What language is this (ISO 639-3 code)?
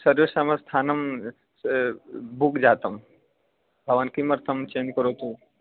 san